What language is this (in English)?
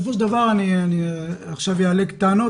Hebrew